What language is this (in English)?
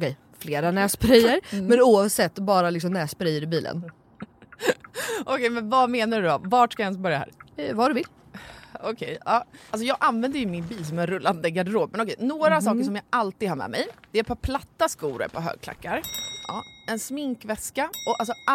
Swedish